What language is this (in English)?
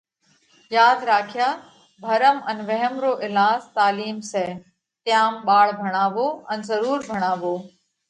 Parkari Koli